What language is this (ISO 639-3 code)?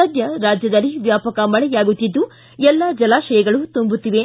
kan